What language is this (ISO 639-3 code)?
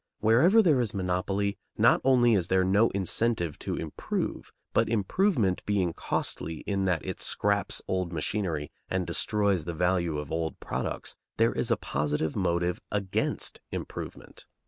eng